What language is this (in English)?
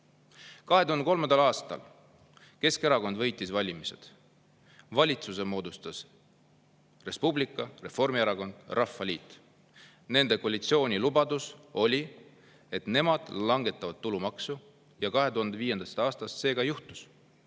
Estonian